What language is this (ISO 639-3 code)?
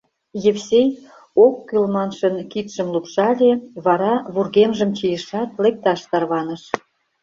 chm